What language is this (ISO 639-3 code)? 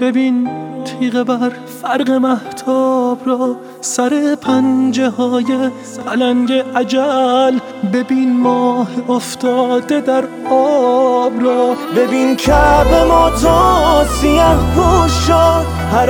fas